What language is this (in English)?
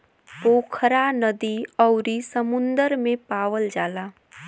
Bhojpuri